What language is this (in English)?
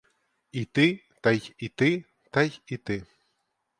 Ukrainian